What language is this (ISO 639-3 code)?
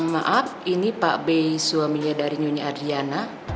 ind